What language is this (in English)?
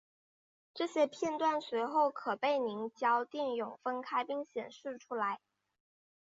Chinese